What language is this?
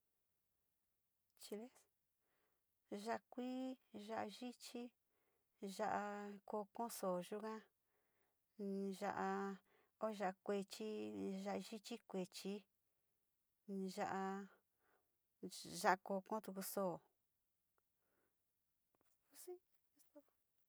Sinicahua Mixtec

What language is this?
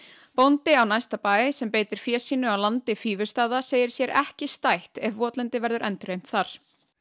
Icelandic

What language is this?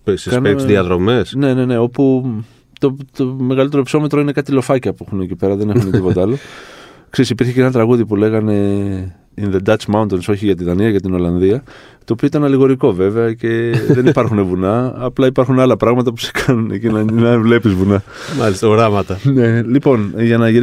Greek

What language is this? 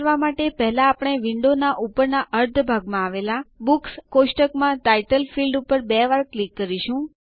Gujarati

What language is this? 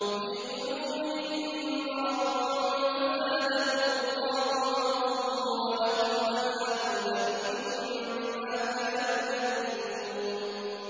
Arabic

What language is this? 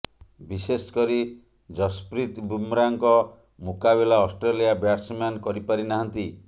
Odia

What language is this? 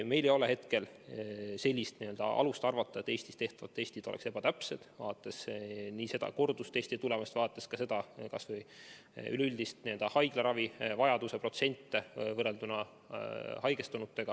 Estonian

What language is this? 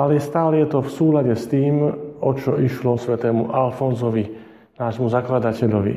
Slovak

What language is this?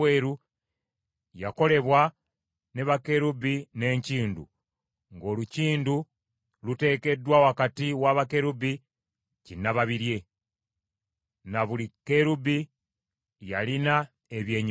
Ganda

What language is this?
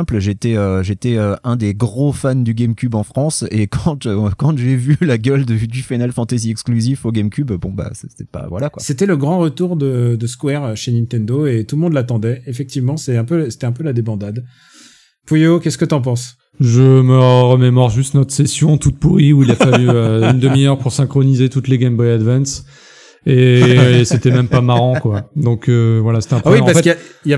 French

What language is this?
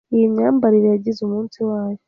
Kinyarwanda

